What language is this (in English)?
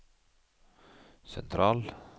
Norwegian